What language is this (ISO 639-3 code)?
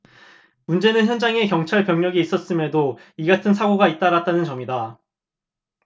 kor